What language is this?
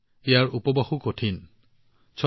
Assamese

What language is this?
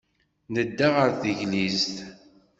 Kabyle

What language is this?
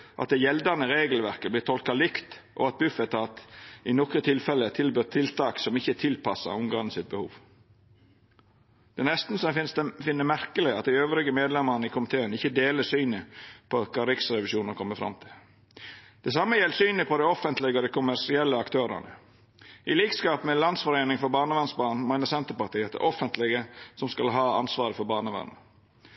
Norwegian Nynorsk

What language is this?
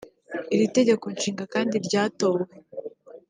Kinyarwanda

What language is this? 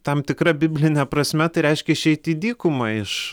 Lithuanian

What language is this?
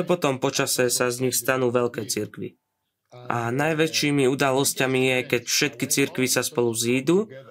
Slovak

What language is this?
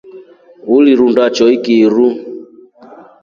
Rombo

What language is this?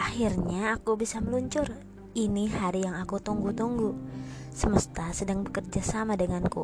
Indonesian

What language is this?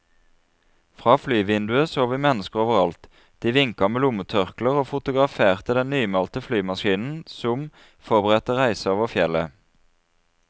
Norwegian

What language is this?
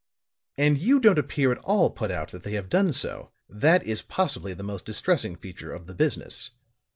English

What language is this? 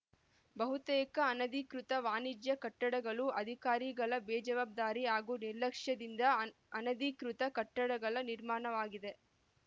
Kannada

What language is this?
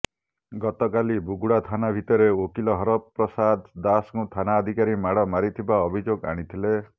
Odia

